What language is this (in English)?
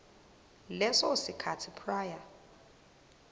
Zulu